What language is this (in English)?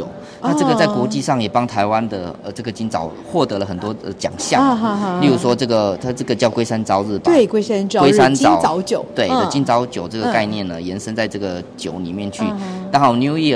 Chinese